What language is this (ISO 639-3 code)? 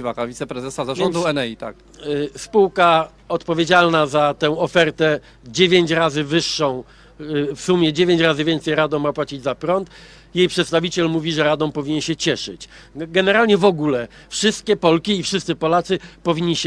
pol